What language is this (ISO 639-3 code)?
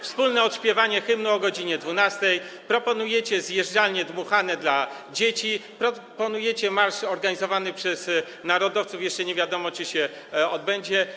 pol